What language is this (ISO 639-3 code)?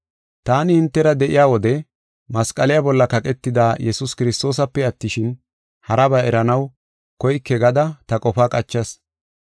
gof